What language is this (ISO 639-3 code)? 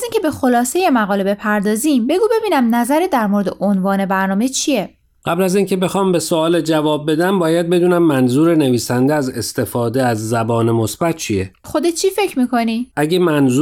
fas